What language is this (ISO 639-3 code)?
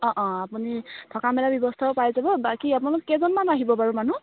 asm